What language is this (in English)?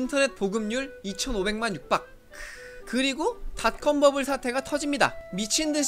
Korean